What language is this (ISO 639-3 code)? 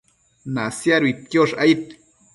mcf